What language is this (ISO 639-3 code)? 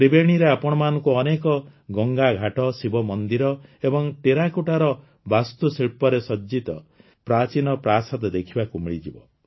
ori